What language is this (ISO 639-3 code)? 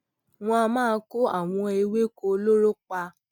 yor